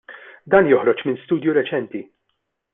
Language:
Maltese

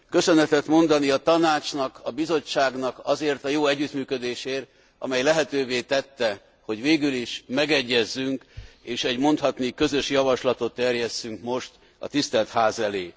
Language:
Hungarian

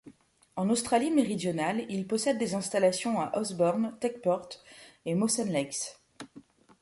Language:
French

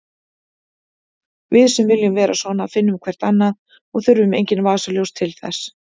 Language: Icelandic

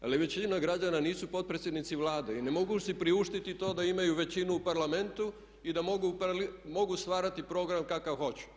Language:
Croatian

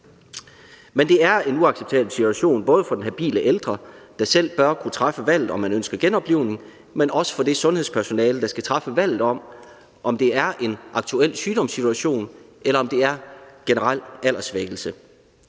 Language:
Danish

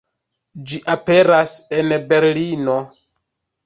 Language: Esperanto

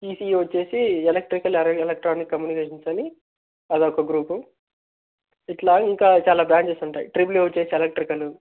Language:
Telugu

